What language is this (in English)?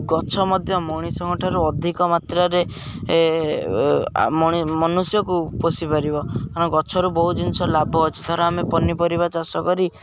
Odia